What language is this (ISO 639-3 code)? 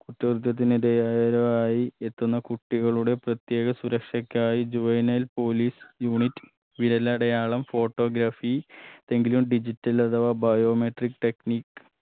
mal